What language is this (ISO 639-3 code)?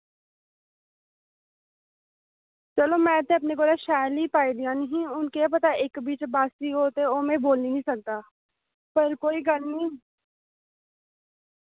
doi